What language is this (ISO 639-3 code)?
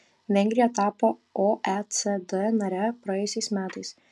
lit